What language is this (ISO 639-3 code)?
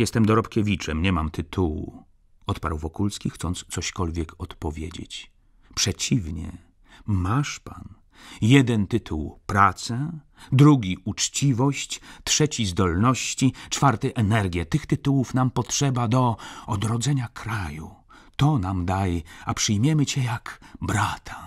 pol